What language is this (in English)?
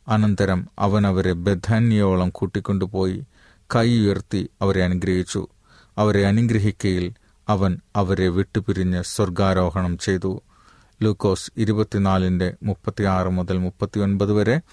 Malayalam